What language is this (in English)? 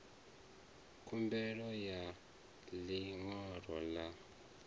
Venda